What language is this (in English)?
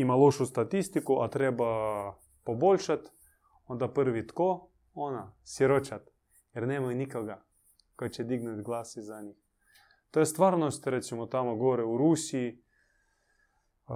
Croatian